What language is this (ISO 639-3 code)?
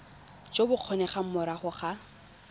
tsn